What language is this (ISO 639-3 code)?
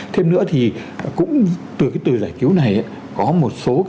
vie